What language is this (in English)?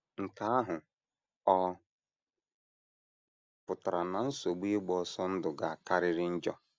Igbo